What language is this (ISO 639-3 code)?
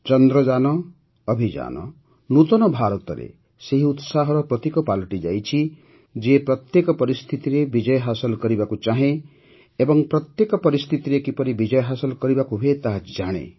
ori